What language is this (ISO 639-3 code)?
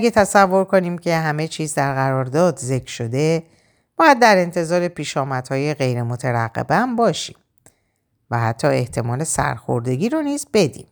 fas